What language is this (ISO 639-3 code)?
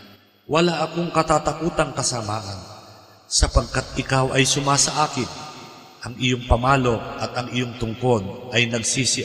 fil